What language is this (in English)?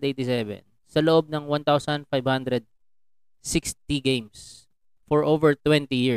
Filipino